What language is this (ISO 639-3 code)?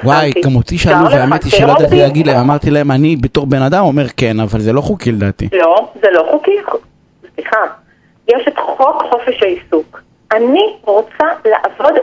heb